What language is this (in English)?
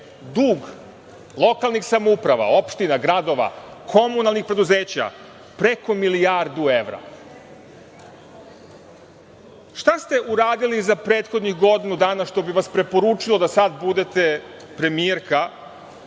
Serbian